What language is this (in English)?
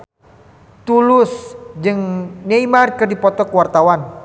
Sundanese